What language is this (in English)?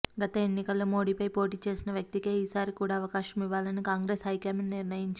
Telugu